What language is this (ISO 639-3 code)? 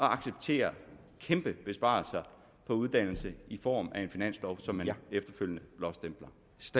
dan